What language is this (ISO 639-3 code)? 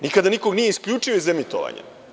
srp